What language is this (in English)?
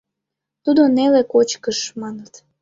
Mari